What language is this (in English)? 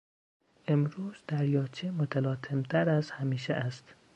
Persian